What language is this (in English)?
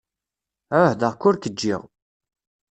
Kabyle